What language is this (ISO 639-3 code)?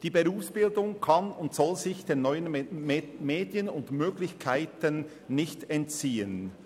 gsw